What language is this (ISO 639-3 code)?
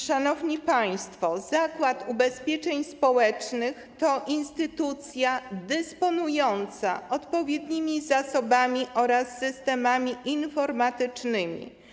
pol